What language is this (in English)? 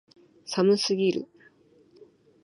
Japanese